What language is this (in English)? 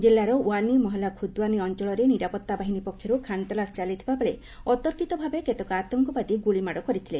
Odia